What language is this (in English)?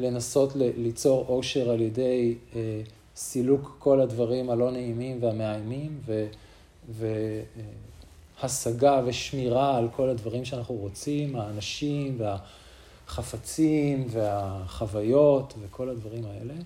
Hebrew